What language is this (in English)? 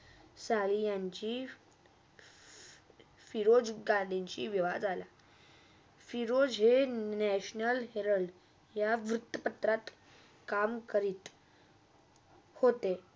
Marathi